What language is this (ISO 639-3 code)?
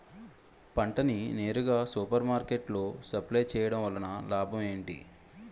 tel